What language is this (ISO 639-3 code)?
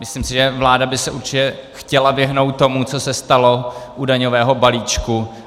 ces